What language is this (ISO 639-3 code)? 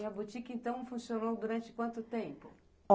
por